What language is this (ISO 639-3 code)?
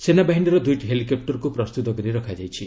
ori